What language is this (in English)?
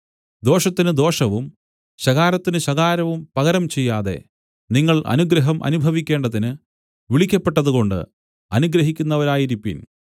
Malayalam